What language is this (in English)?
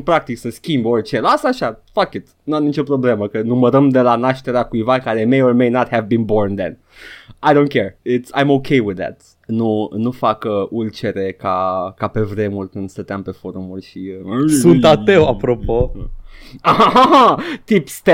Romanian